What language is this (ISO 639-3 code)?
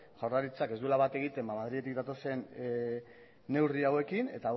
eus